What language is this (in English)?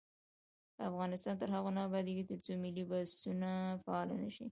Pashto